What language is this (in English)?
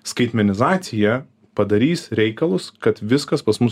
Lithuanian